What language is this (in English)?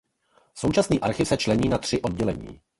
Czech